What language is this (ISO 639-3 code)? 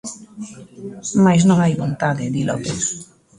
glg